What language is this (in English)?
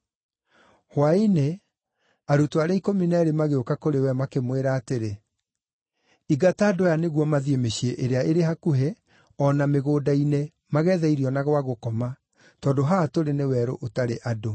Kikuyu